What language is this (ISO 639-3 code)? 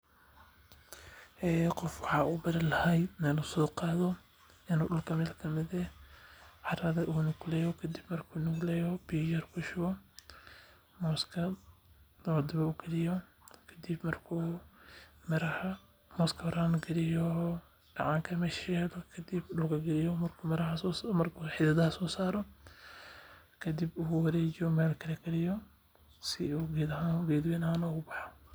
som